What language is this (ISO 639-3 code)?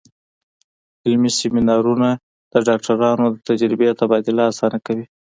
pus